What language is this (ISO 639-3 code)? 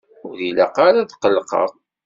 kab